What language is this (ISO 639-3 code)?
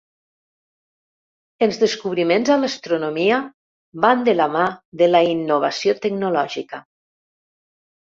cat